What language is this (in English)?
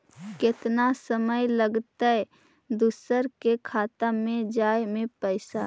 Magahi